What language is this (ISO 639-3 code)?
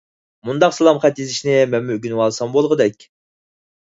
uig